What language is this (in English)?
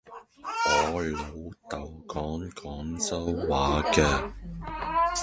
Cantonese